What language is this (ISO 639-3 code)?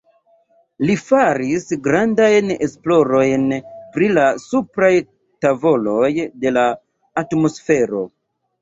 epo